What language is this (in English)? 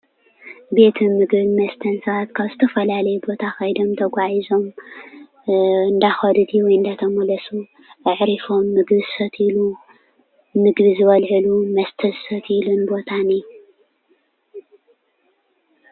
Tigrinya